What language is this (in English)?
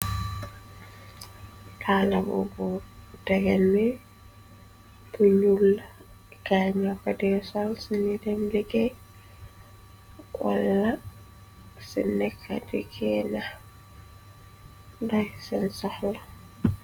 Wolof